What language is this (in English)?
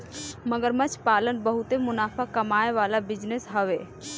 Bhojpuri